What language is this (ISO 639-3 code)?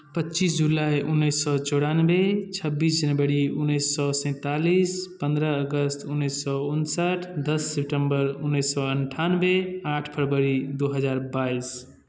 mai